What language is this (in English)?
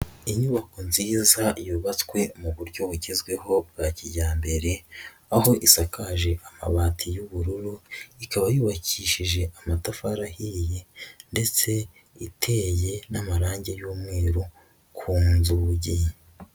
Kinyarwanda